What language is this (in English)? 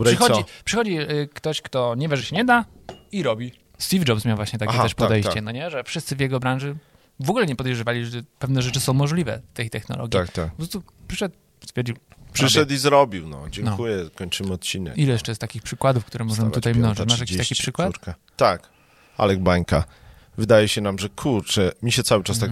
Polish